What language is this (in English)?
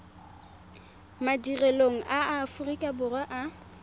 Tswana